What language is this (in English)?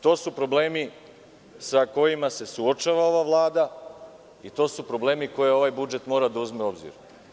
Serbian